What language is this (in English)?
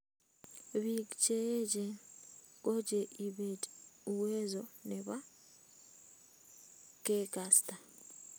Kalenjin